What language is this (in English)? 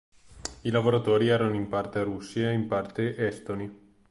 Italian